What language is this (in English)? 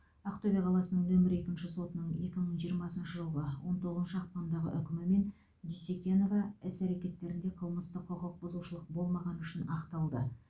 Kazakh